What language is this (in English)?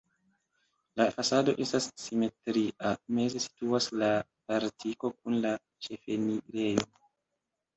Esperanto